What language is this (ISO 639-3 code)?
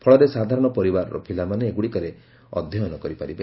ori